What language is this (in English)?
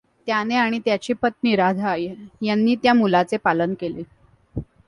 Marathi